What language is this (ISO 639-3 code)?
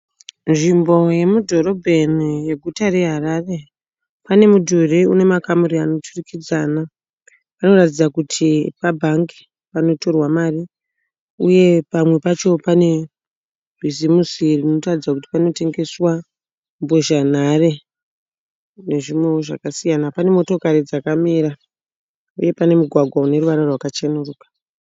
sna